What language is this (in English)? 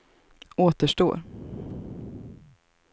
Swedish